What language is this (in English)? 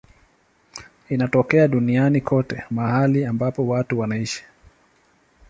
Swahili